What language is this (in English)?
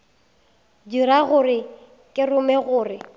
Northern Sotho